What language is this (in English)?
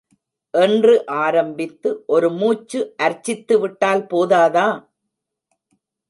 Tamil